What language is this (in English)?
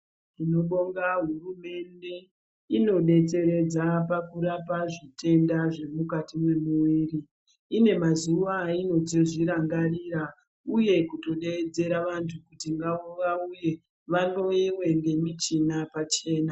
Ndau